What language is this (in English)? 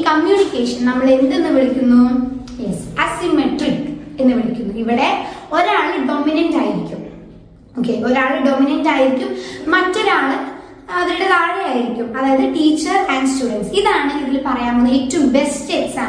Malayalam